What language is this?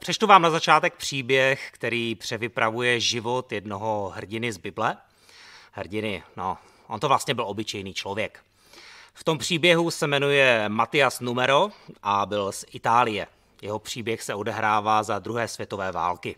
Czech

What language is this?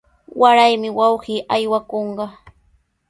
Sihuas Ancash Quechua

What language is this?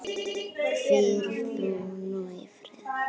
Icelandic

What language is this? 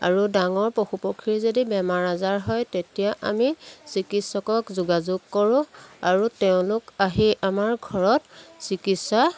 Assamese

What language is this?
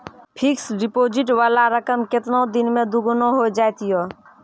Maithili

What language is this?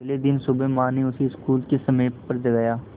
Hindi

